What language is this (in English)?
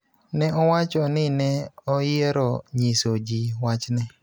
Luo (Kenya and Tanzania)